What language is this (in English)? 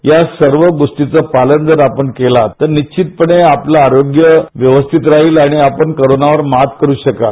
Marathi